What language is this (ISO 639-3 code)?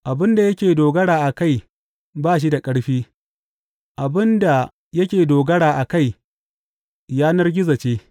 hau